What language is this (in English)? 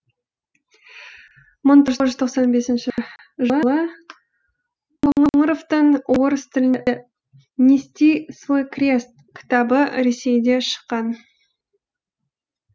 Kazakh